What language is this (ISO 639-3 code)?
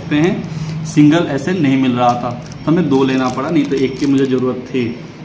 hin